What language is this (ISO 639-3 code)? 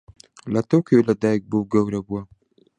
ckb